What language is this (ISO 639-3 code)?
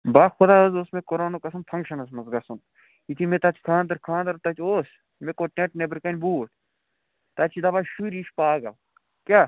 kas